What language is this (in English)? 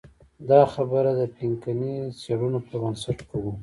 Pashto